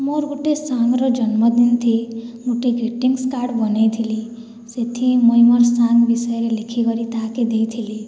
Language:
Odia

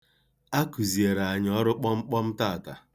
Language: Igbo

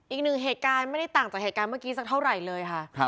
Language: Thai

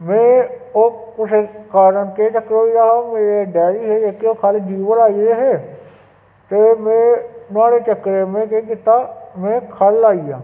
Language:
Dogri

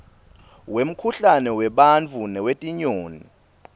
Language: Swati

